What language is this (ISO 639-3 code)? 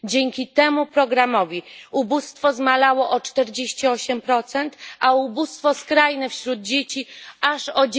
pol